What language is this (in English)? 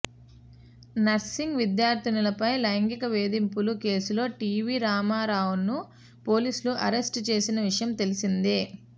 Telugu